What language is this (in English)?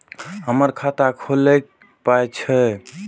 Maithili